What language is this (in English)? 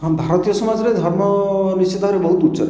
Odia